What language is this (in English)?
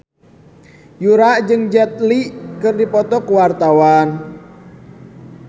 Sundanese